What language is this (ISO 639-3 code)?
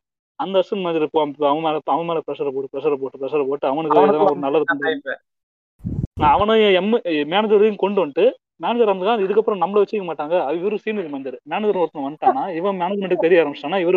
tam